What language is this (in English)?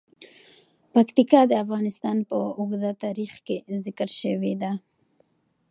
Pashto